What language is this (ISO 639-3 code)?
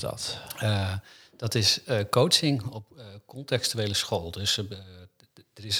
nld